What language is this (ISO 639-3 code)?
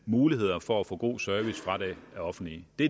dan